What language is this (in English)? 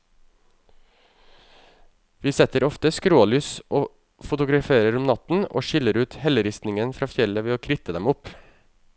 Norwegian